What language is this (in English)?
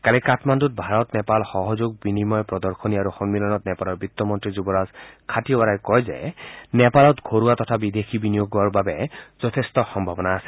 Assamese